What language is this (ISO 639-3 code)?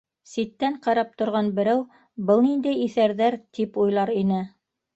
bak